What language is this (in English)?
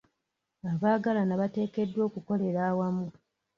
Ganda